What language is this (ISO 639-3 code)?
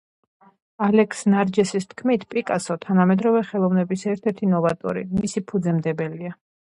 kat